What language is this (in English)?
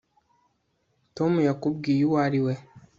Kinyarwanda